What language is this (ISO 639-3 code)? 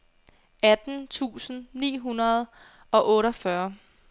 dan